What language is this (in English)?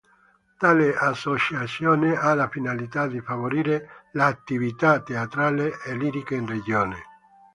Italian